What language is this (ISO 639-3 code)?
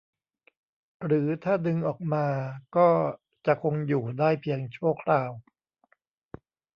tha